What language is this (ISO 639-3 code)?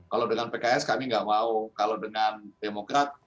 ind